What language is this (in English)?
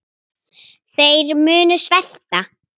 Icelandic